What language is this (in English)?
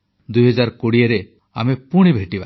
Odia